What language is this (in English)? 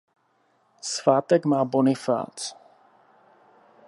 Czech